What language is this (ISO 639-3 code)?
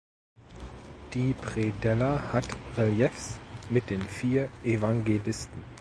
deu